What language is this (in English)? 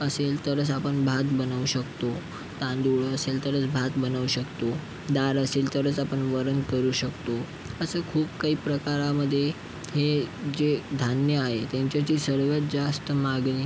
Marathi